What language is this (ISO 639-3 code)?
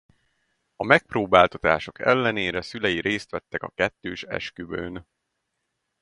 hun